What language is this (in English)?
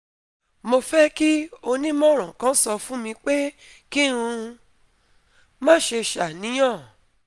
Yoruba